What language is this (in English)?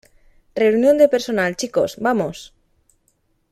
Spanish